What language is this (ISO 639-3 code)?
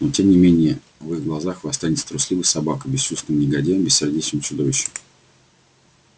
rus